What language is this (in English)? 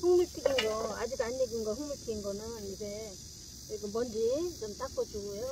Korean